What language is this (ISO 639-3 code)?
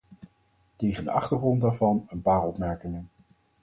nld